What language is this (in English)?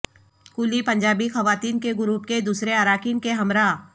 Urdu